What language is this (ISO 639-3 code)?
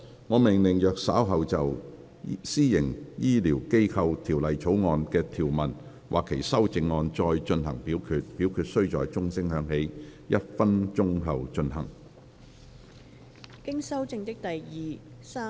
yue